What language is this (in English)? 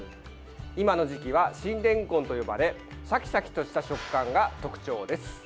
Japanese